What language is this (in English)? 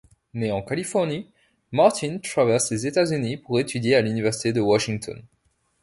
French